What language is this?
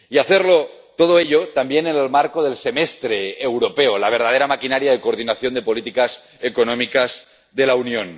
Spanish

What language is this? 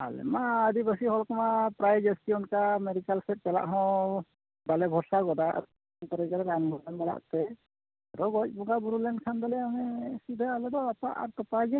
Santali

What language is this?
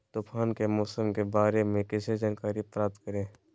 Magahi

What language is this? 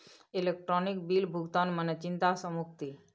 Maithili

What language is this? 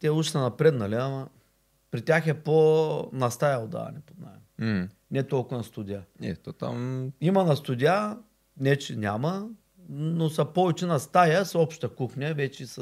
Bulgarian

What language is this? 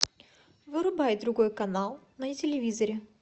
Russian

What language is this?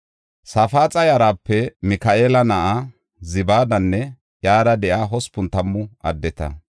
Gofa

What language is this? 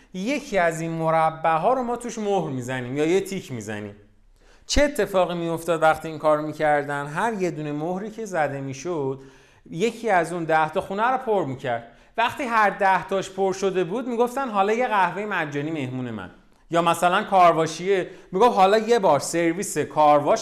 Persian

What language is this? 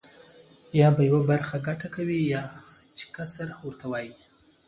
Pashto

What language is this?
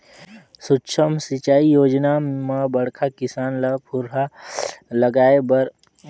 Chhattisgarhi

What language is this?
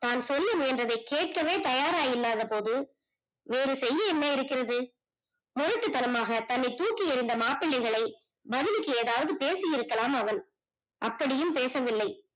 Tamil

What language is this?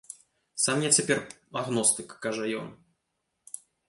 Belarusian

